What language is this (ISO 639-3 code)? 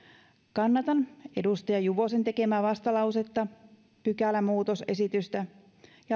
fin